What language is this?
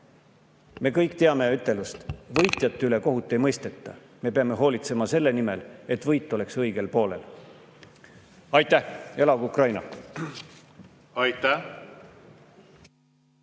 Estonian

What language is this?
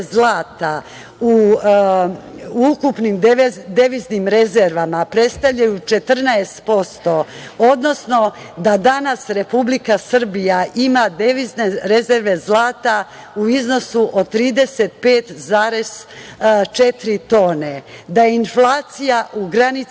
Serbian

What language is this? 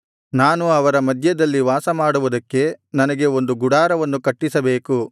Kannada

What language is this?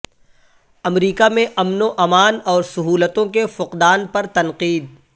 Urdu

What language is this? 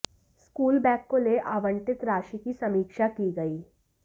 Hindi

